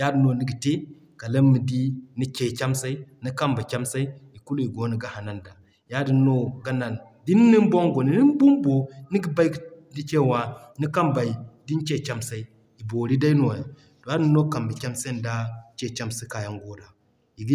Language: Zarma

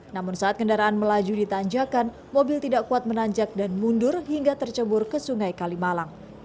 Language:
Indonesian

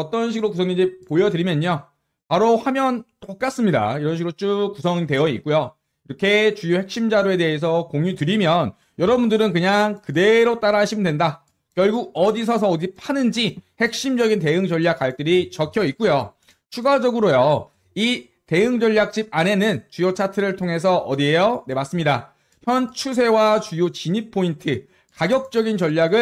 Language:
Korean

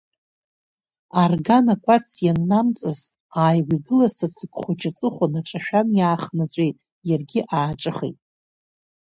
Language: Abkhazian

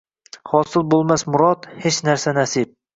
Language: Uzbek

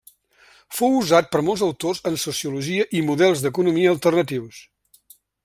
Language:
Catalan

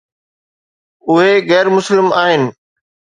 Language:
Sindhi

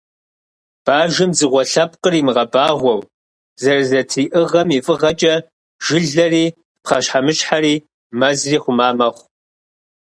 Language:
Kabardian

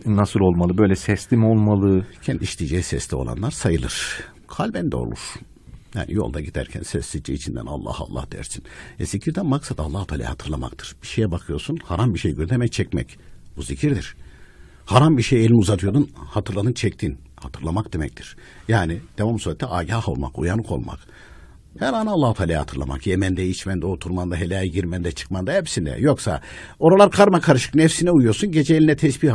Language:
Turkish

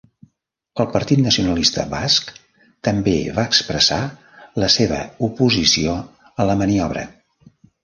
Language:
Catalan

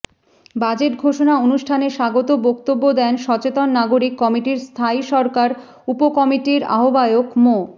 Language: Bangla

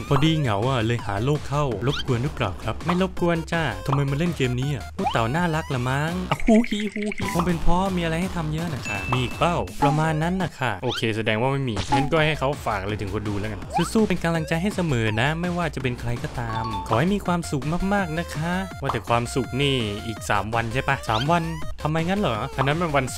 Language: Thai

